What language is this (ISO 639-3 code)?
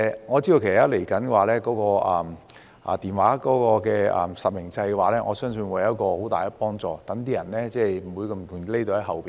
yue